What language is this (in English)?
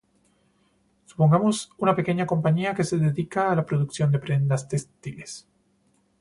Spanish